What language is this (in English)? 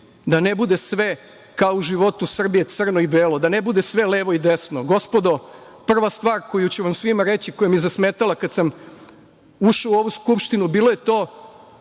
Serbian